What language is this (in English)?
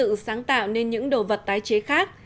Vietnamese